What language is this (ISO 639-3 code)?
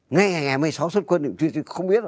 vie